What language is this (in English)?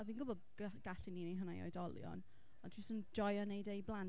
Welsh